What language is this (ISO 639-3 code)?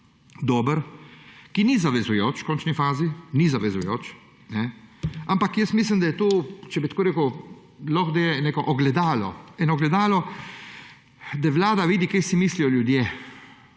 slv